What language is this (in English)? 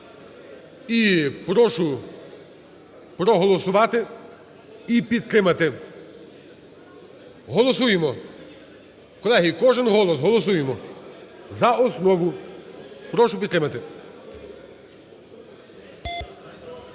Ukrainian